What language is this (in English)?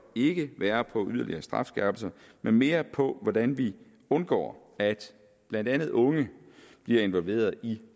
Danish